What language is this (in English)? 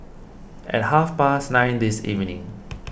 English